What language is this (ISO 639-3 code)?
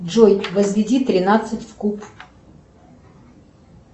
rus